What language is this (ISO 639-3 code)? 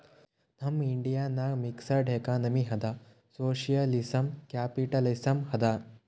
kan